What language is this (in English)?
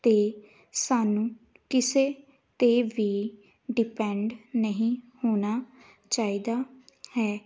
Punjabi